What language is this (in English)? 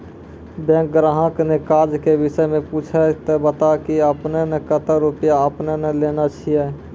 Maithili